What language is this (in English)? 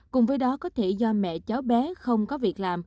Vietnamese